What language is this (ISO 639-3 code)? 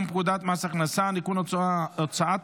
heb